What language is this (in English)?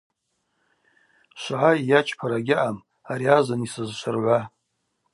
Abaza